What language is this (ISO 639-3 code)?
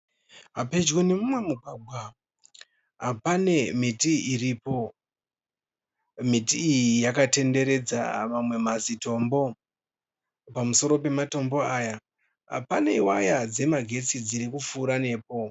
sna